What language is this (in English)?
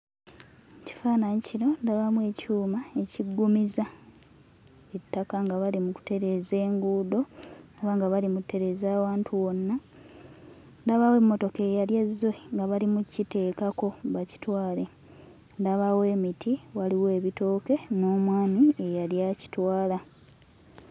Ganda